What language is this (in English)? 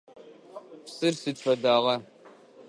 Adyghe